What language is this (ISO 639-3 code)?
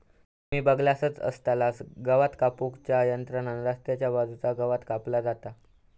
mar